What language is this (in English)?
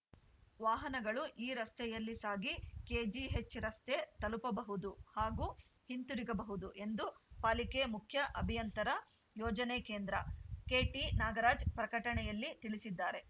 Kannada